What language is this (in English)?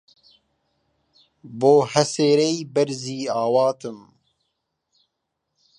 Central Kurdish